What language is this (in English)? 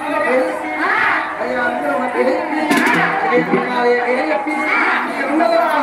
Indonesian